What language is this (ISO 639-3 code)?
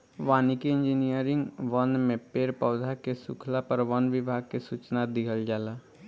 bho